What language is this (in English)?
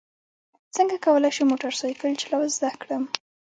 Pashto